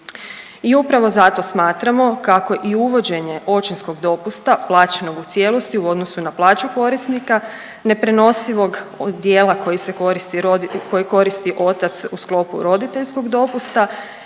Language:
Croatian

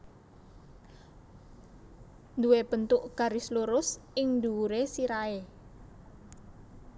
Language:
Javanese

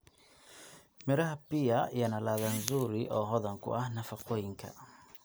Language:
Somali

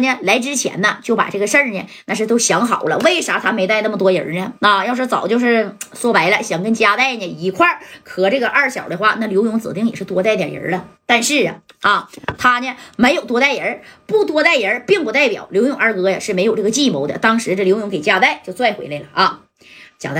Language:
Chinese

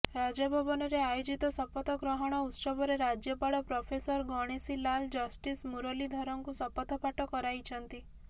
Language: Odia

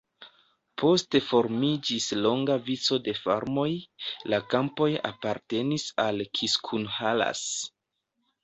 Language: Esperanto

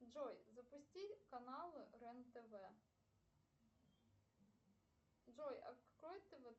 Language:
Russian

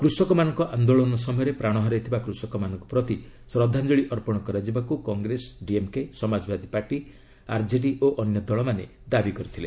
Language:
Odia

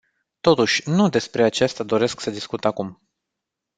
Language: Romanian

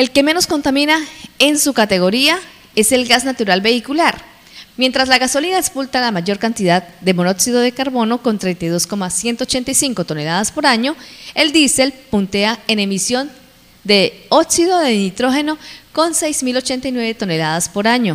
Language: Spanish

